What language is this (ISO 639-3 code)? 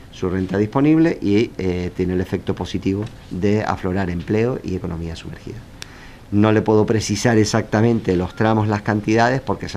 spa